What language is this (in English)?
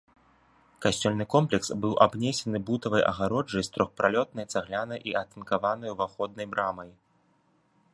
Belarusian